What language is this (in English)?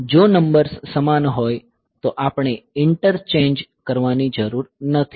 Gujarati